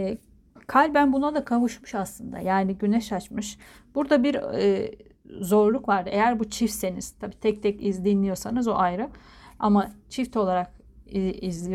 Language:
Turkish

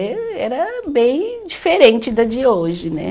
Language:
Portuguese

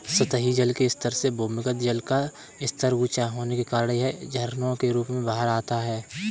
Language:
Hindi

